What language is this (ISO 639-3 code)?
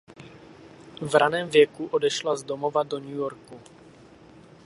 ces